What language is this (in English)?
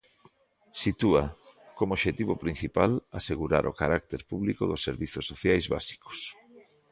Galician